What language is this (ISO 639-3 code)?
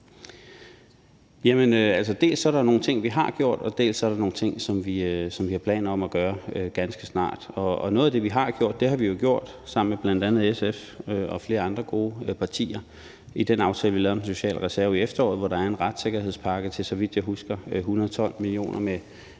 dan